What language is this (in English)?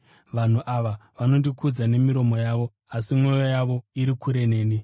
Shona